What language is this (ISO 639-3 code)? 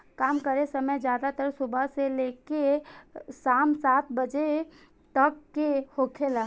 bho